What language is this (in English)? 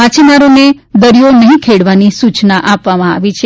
Gujarati